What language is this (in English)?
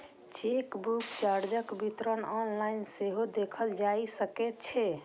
Maithili